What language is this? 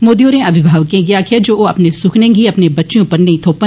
Dogri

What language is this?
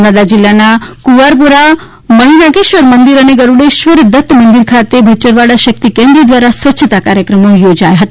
Gujarati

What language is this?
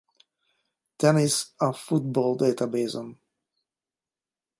Hungarian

